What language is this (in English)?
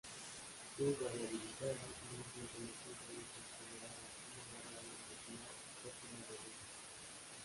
Spanish